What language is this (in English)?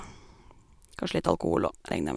Norwegian